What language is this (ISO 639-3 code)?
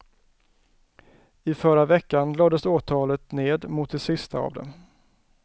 swe